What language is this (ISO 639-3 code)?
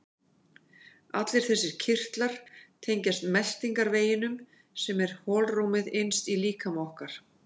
isl